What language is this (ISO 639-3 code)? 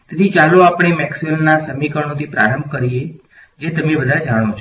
guj